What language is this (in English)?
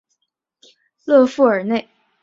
Chinese